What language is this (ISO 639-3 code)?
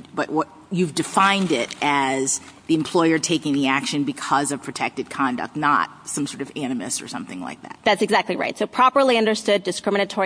eng